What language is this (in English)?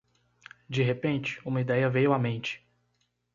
Portuguese